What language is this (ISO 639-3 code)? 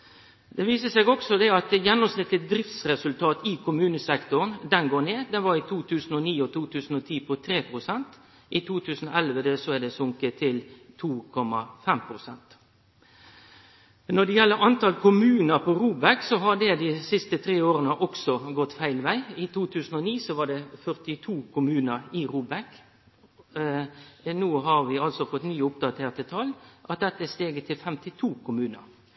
nno